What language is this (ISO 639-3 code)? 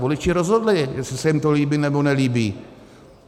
ces